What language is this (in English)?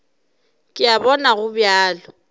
Northern Sotho